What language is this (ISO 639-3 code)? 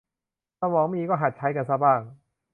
tha